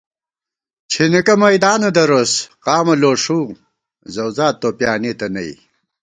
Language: Gawar-Bati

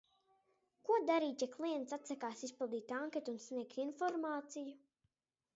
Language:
Latvian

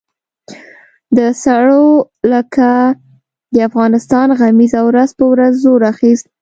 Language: Pashto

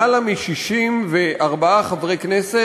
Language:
Hebrew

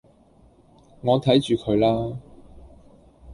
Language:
Cantonese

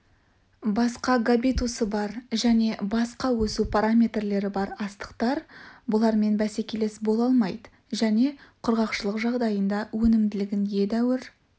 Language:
Kazakh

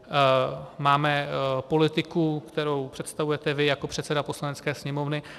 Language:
Czech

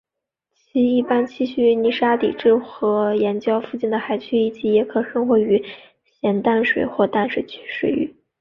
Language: Chinese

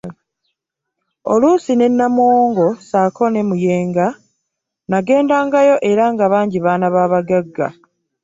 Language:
Ganda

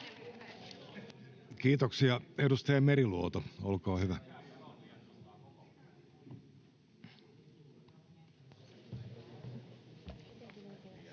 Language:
Finnish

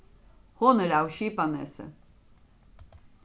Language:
Faroese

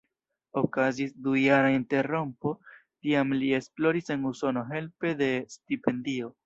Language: Esperanto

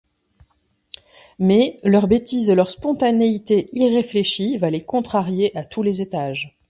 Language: French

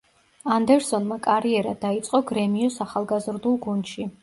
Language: Georgian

